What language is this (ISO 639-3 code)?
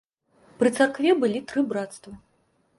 bel